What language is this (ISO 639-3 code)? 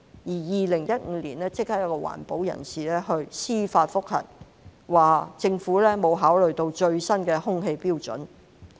yue